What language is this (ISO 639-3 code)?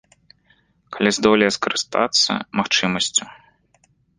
bel